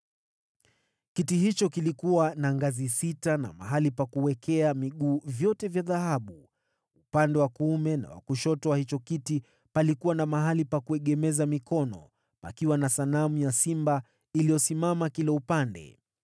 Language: Swahili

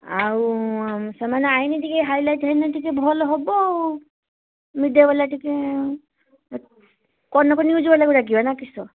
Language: Odia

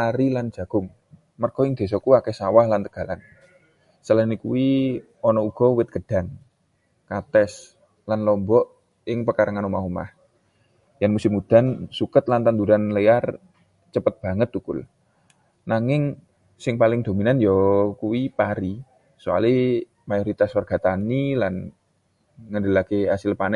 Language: Javanese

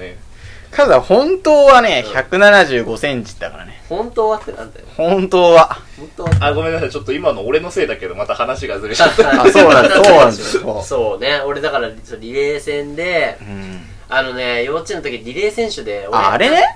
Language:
Japanese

